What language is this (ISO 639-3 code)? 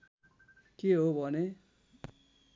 nep